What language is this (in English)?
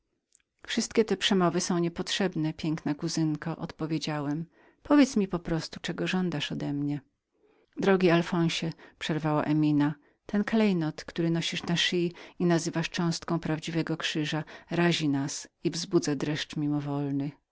Polish